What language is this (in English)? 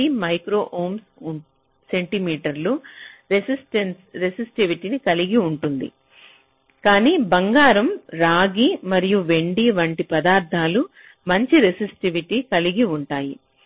Telugu